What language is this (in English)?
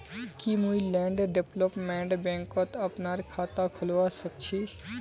Magahi